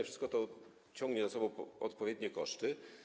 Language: Polish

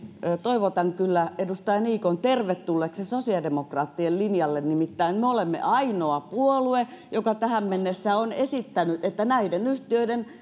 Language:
Finnish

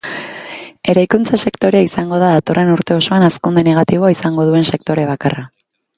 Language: Basque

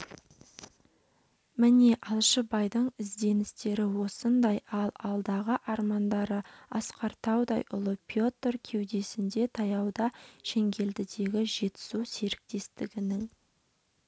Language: Kazakh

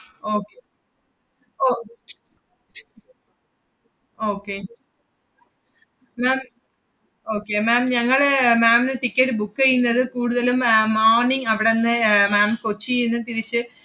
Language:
Malayalam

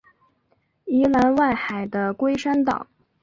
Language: Chinese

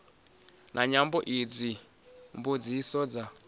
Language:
Venda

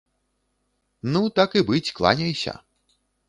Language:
Belarusian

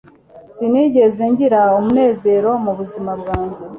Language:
Kinyarwanda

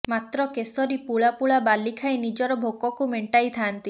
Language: Odia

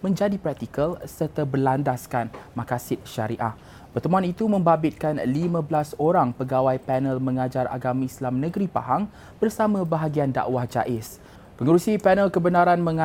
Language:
Malay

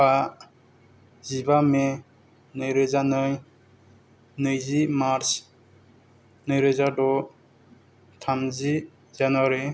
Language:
Bodo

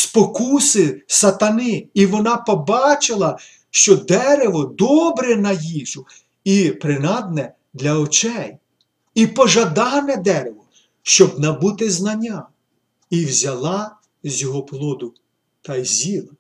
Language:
Ukrainian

